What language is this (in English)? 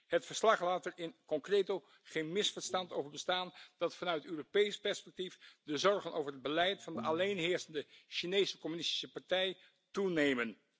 Dutch